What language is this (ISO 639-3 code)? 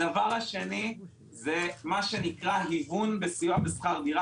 heb